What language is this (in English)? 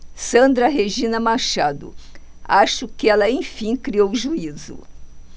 Portuguese